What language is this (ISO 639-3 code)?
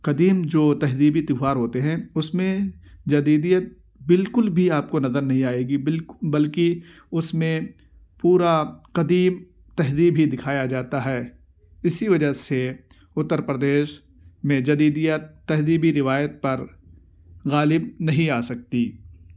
urd